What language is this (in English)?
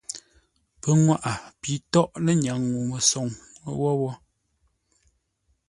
Ngombale